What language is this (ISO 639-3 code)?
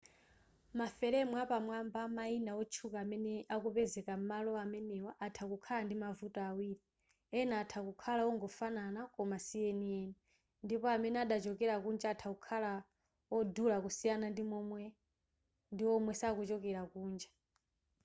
nya